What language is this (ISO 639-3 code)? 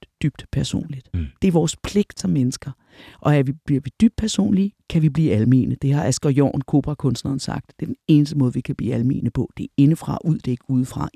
dan